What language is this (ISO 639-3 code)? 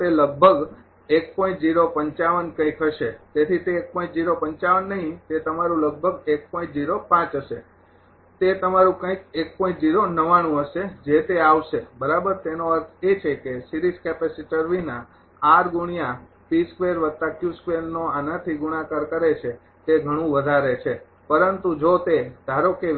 guj